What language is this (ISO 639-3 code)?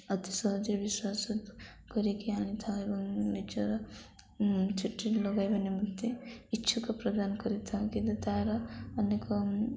ori